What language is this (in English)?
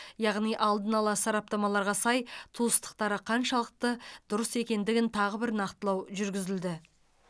Kazakh